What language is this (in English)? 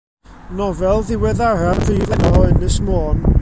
Welsh